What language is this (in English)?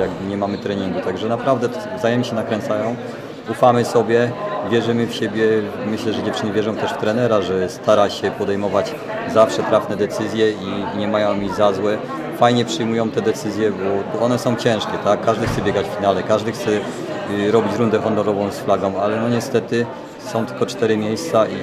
Polish